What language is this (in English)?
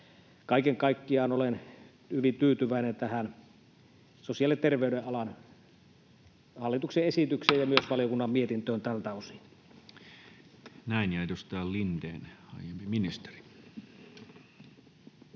Finnish